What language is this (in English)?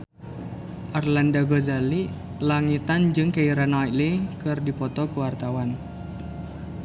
Sundanese